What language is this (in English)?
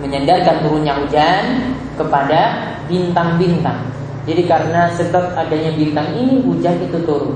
Indonesian